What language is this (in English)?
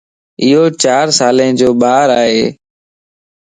Lasi